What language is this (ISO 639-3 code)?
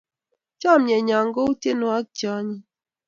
kln